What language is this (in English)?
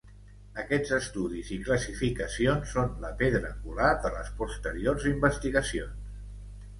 Catalan